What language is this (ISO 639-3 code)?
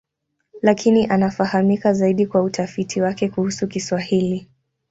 swa